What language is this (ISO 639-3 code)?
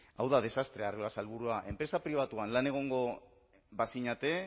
eus